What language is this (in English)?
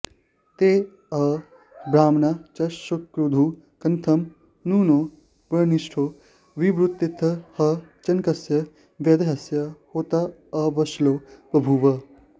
Sanskrit